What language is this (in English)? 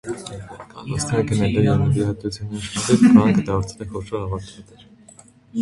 Armenian